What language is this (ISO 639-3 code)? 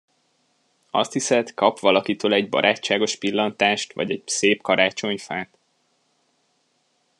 hun